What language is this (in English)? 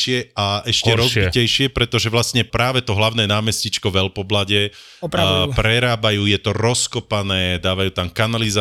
Slovak